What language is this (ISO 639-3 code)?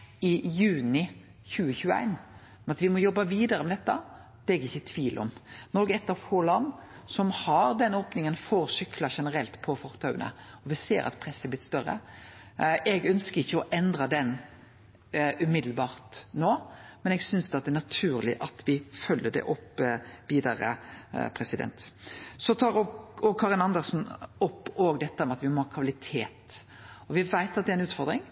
nno